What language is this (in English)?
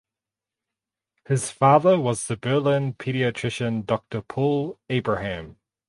English